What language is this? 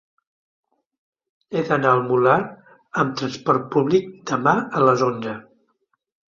Catalan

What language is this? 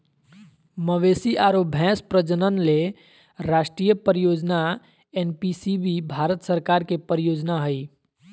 Magahi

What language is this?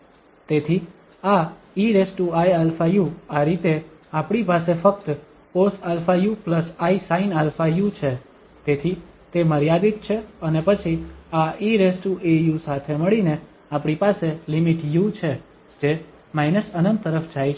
Gujarati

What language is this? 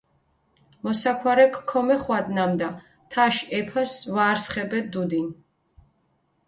Mingrelian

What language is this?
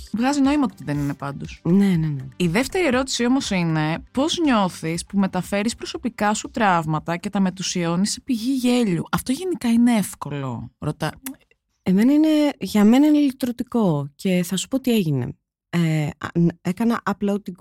Greek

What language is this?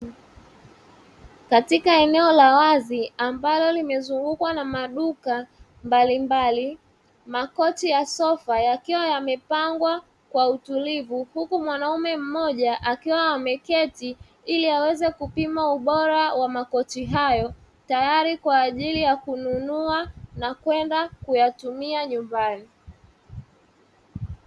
Swahili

